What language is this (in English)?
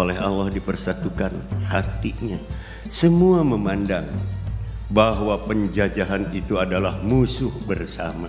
Indonesian